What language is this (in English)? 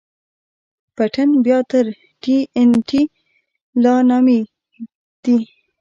Pashto